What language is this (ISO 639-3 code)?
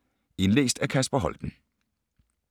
dan